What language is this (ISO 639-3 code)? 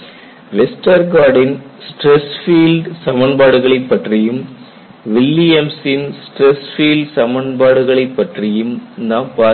tam